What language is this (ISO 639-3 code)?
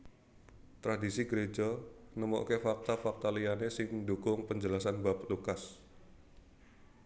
jav